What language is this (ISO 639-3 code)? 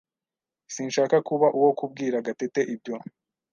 kin